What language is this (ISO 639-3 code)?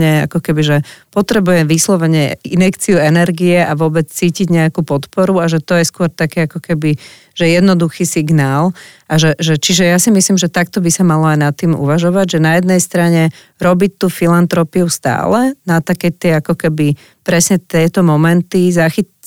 slk